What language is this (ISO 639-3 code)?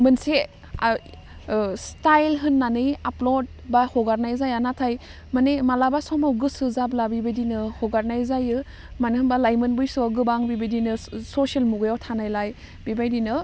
brx